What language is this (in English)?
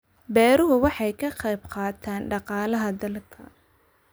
Somali